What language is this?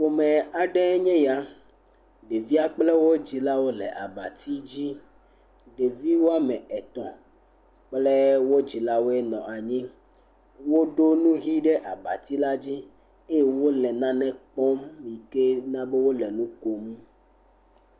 Ewe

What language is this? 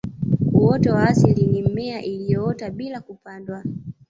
Swahili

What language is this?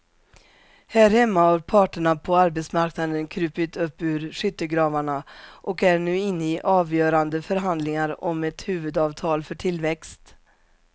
Swedish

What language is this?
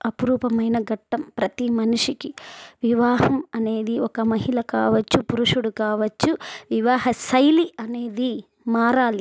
Telugu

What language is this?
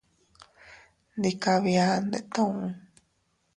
Teutila Cuicatec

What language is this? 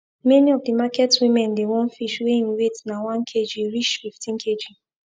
Nigerian Pidgin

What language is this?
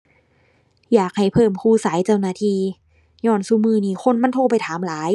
Thai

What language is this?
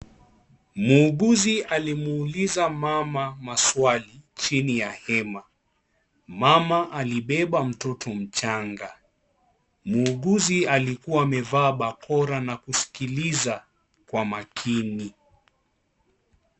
Swahili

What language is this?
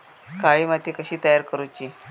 Marathi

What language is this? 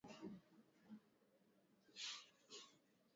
Swahili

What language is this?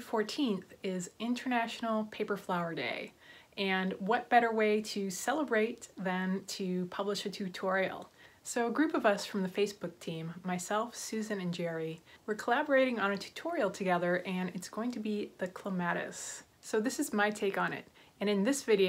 English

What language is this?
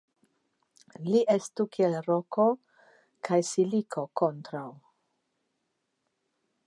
Esperanto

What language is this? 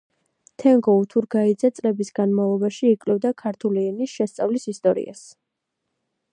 Georgian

